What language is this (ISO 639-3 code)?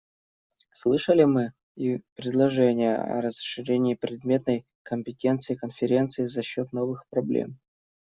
rus